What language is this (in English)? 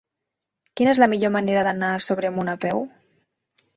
Catalan